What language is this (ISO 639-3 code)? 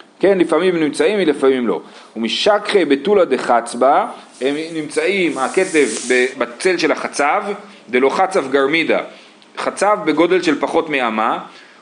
heb